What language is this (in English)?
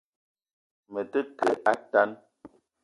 Eton (Cameroon)